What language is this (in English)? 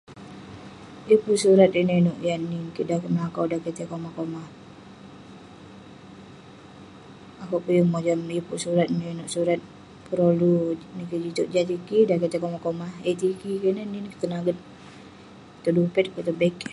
Western Penan